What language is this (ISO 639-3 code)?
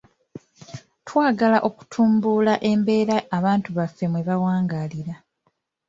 lug